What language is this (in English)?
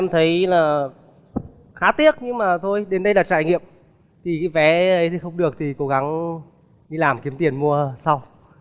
Vietnamese